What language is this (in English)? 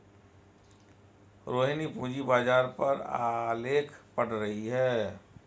Hindi